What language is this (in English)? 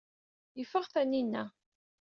Kabyle